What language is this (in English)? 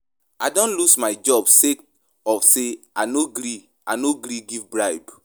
Nigerian Pidgin